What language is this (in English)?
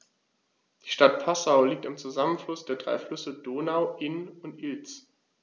German